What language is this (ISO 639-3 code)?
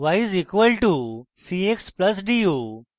ben